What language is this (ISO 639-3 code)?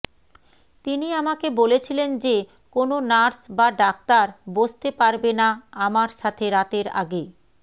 ben